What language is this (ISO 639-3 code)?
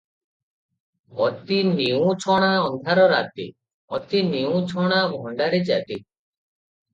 ori